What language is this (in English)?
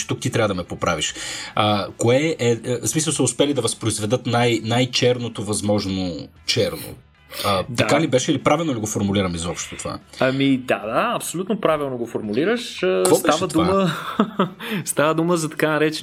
Bulgarian